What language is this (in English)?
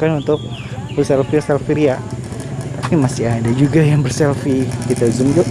Indonesian